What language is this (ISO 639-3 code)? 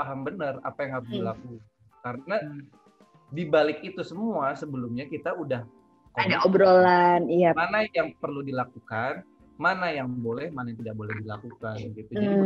ind